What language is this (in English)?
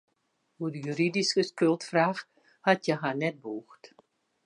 Western Frisian